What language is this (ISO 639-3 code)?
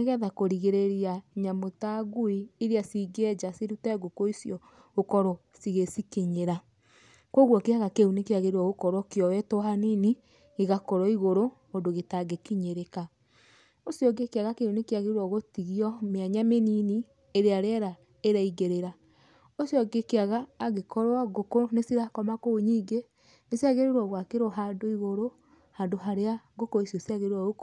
kik